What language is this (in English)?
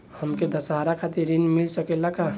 Bhojpuri